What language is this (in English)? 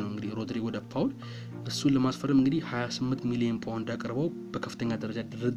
Amharic